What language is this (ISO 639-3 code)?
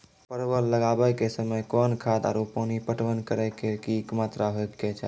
mai